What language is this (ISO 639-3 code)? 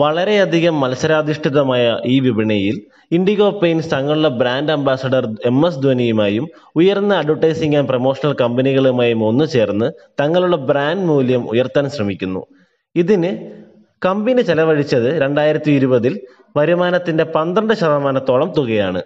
mal